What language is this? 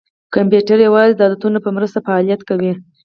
Pashto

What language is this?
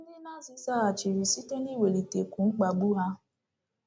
Igbo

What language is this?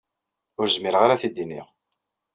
Kabyle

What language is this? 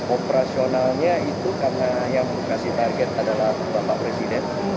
Indonesian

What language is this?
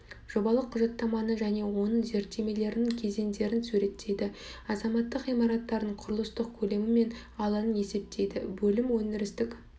Kazakh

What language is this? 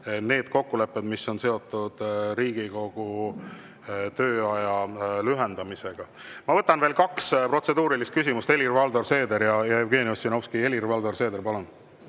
Estonian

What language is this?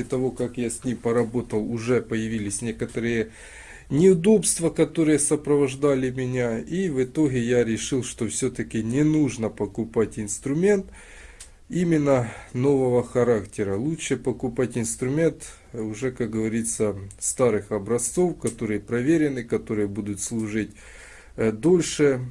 Russian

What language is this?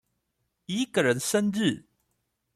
Chinese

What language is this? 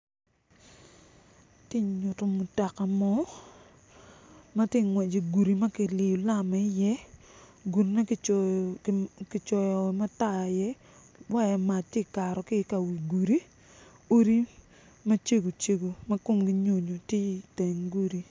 Acoli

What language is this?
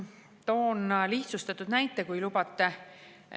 Estonian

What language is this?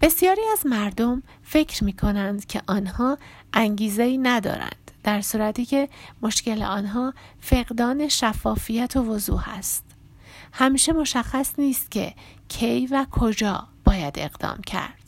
Persian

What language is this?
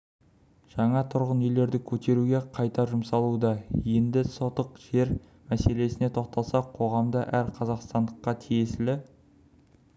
Kazakh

